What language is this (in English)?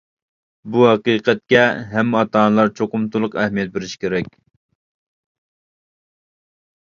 Uyghur